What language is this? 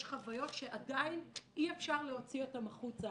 Hebrew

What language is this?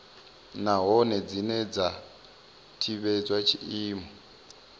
Venda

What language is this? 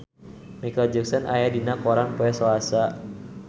Sundanese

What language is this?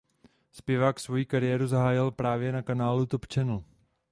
Czech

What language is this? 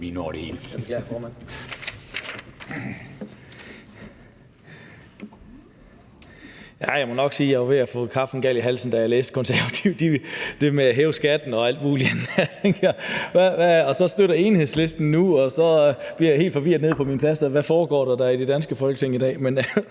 Danish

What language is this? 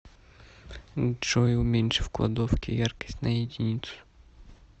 Russian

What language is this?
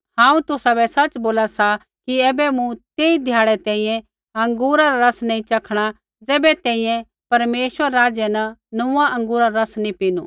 Kullu Pahari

